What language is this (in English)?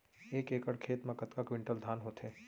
Chhattisgarhi